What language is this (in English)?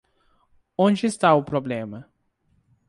Portuguese